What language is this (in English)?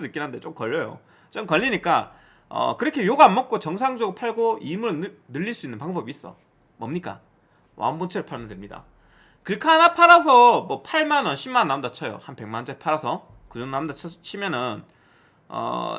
Korean